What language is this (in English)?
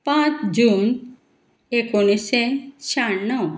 Konkani